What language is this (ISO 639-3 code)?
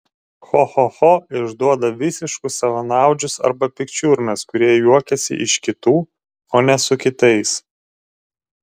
lit